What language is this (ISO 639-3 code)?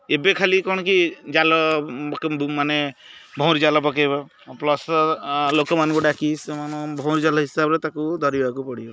ori